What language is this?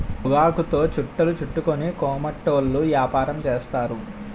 Telugu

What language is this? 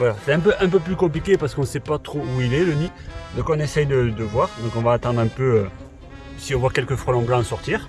French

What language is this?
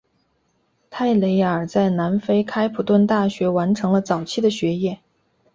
Chinese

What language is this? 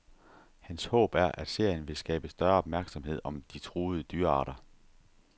Danish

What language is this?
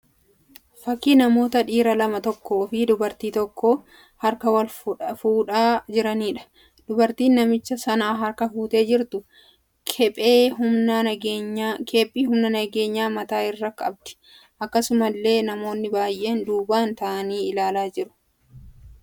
Oromo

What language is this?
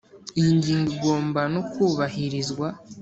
Kinyarwanda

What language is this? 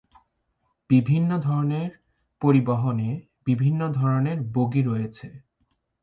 Bangla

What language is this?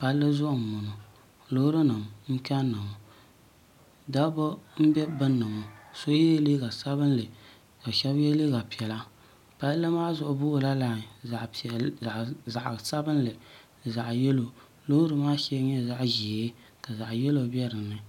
Dagbani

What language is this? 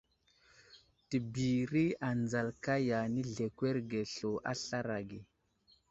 Wuzlam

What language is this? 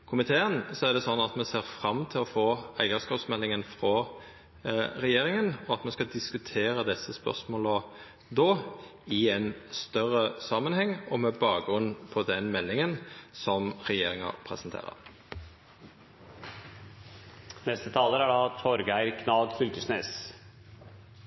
Norwegian Nynorsk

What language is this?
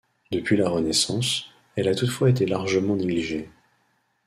French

